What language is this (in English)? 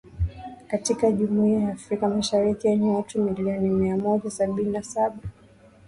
Swahili